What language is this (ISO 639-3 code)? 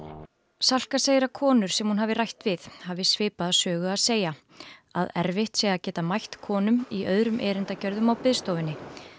isl